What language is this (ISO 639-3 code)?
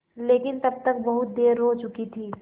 hin